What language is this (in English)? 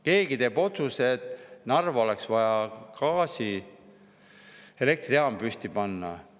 Estonian